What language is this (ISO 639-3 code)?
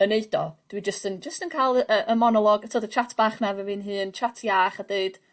cym